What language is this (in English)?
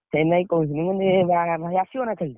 Odia